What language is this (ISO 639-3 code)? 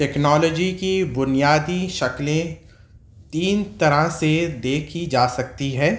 urd